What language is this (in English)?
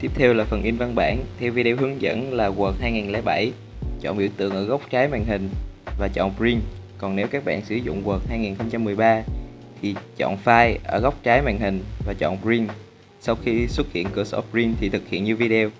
Vietnamese